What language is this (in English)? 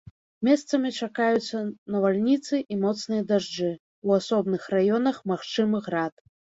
Belarusian